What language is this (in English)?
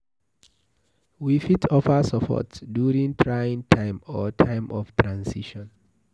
Nigerian Pidgin